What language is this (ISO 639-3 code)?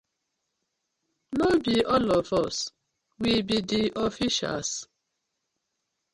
pcm